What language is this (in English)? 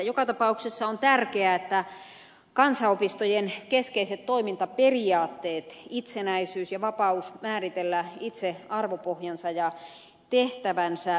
Finnish